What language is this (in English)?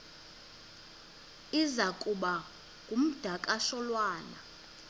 Xhosa